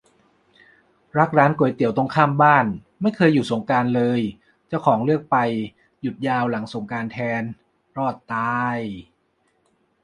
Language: Thai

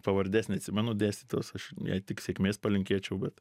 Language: Lithuanian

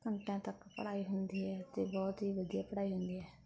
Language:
Punjabi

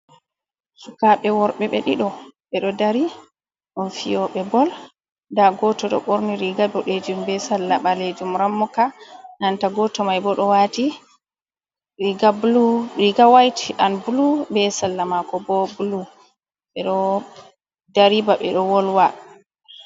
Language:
Fula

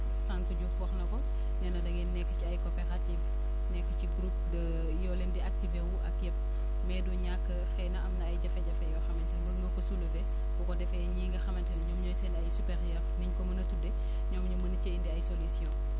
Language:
Wolof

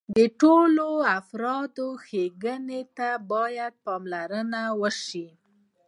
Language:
Pashto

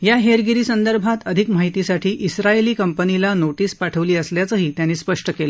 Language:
Marathi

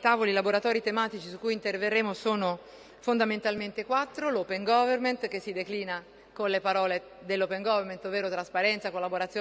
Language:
Italian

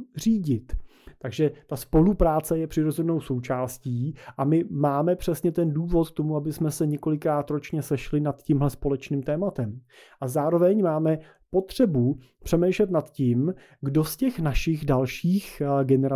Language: Czech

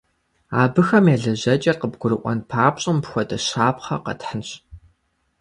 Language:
Kabardian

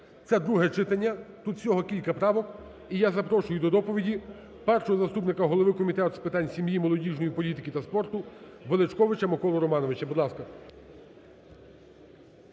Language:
Ukrainian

